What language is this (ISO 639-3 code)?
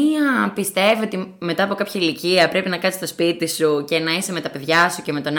ell